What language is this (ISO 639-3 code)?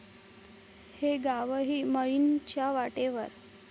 mar